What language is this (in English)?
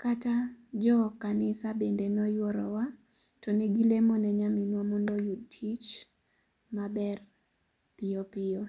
Luo (Kenya and Tanzania)